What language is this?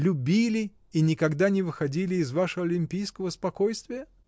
Russian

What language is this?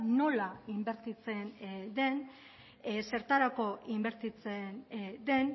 Basque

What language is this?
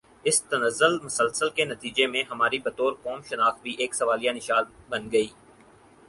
Urdu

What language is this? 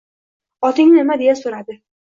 Uzbek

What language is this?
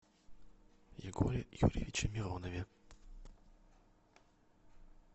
Russian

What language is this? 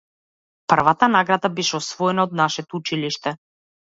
Macedonian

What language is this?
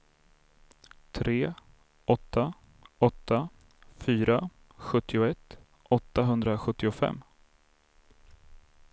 Swedish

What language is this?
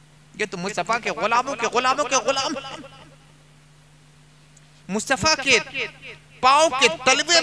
Hindi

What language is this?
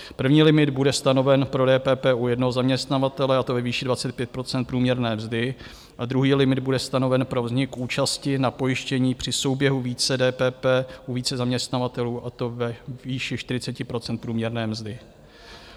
Czech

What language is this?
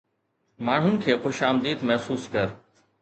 Sindhi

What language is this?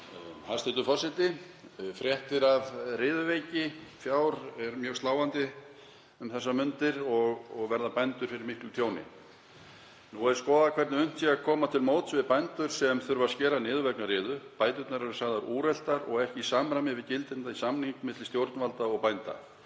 Icelandic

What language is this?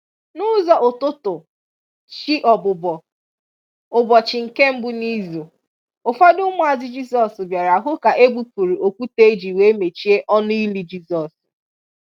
Igbo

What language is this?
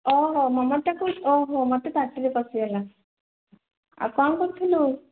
Odia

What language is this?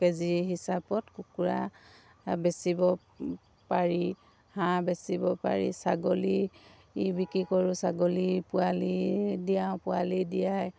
Assamese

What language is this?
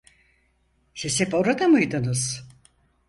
Turkish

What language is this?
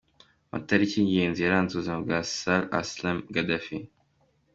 Kinyarwanda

